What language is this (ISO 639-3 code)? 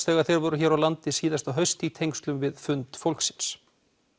isl